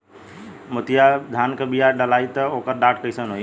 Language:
Bhojpuri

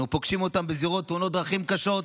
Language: Hebrew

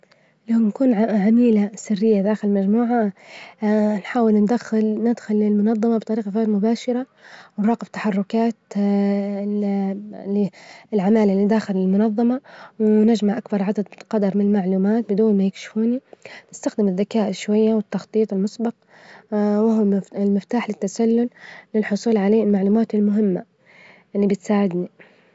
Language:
Libyan Arabic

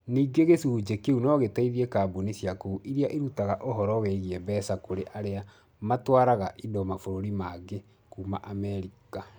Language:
Kikuyu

